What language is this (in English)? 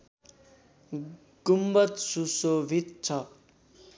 Nepali